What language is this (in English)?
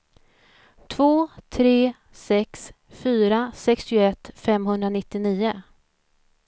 Swedish